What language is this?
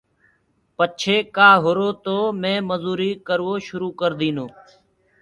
Gurgula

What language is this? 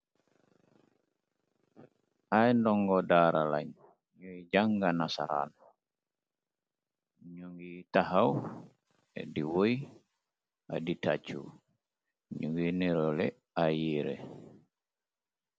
Wolof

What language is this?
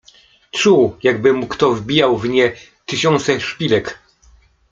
Polish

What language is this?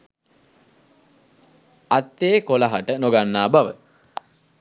Sinhala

